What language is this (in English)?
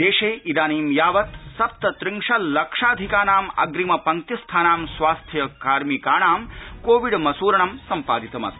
Sanskrit